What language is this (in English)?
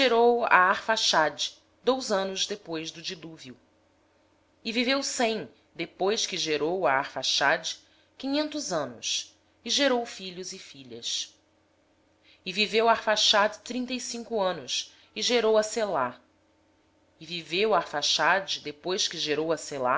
Portuguese